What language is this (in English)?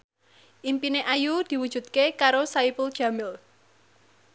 Javanese